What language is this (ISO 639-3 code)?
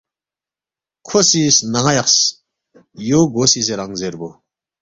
bft